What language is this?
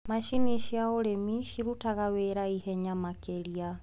Kikuyu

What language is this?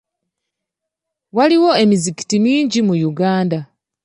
Ganda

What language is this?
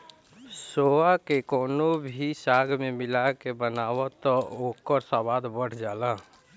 Bhojpuri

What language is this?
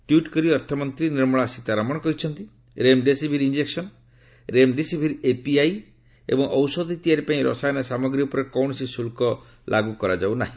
Odia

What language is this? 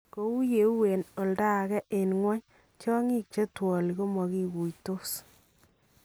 Kalenjin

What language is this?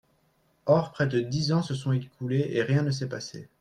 French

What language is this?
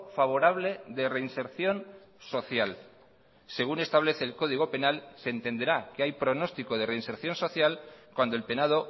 Spanish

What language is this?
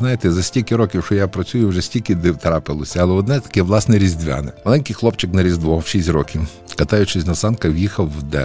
Ukrainian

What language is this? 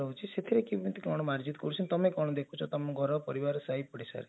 Odia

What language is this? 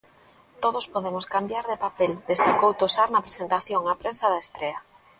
Galician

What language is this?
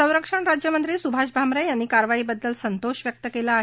Marathi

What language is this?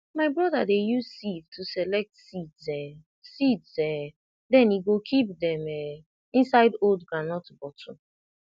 Nigerian Pidgin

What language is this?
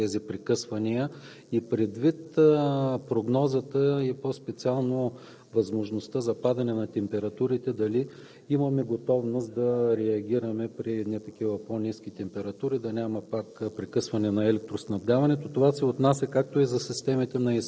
Bulgarian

